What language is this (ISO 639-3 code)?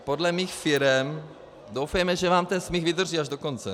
ces